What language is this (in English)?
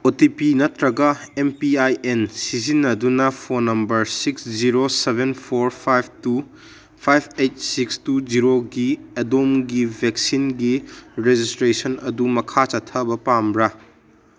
Manipuri